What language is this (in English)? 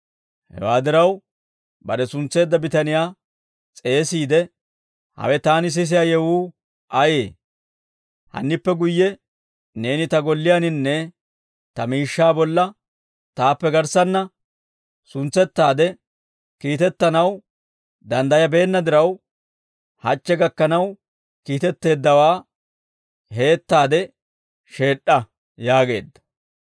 Dawro